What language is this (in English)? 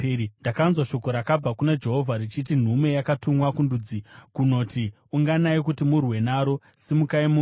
Shona